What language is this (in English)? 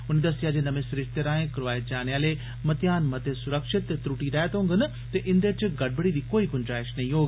Dogri